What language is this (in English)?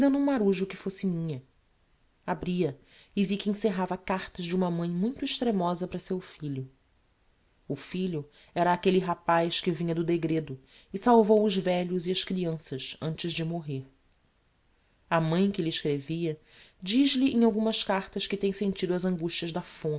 Portuguese